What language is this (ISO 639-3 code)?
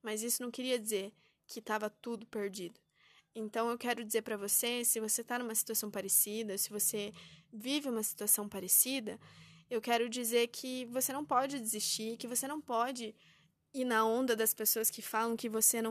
por